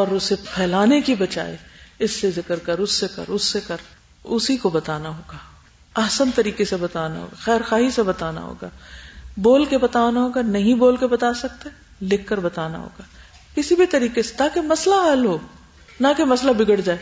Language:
Urdu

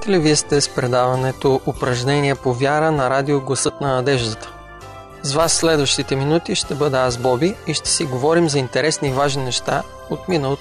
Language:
Bulgarian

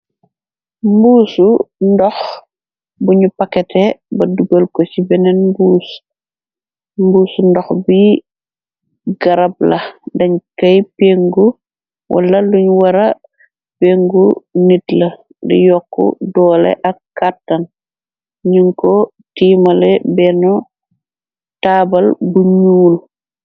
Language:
Wolof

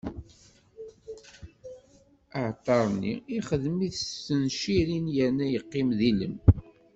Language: Kabyle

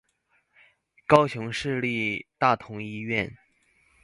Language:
Chinese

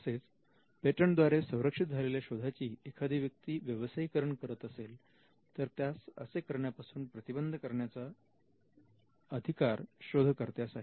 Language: Marathi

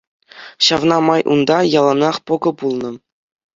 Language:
Chuvash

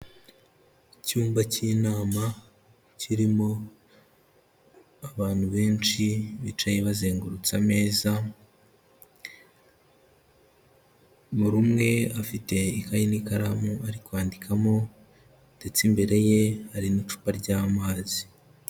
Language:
Kinyarwanda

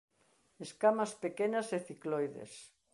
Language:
Galician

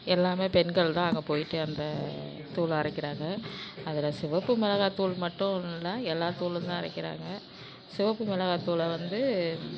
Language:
Tamil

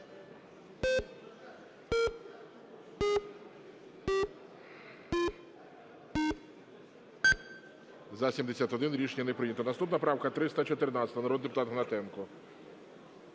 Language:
Ukrainian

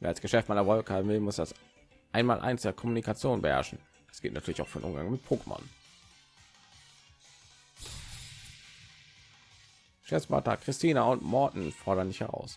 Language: German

